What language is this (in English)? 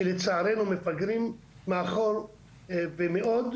Hebrew